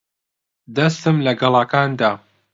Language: Central Kurdish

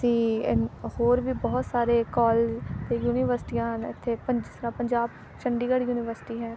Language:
Punjabi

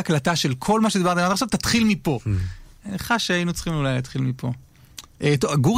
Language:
Hebrew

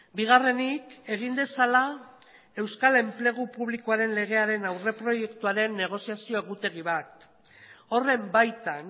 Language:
Basque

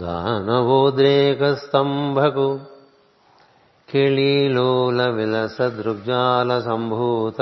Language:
Telugu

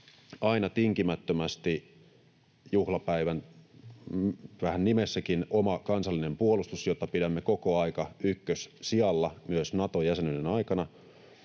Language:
Finnish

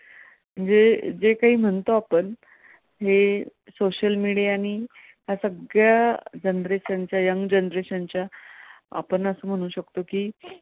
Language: Marathi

